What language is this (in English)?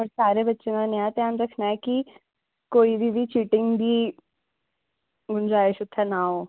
Dogri